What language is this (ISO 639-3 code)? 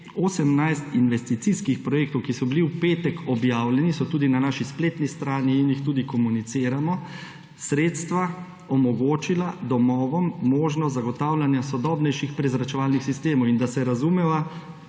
slv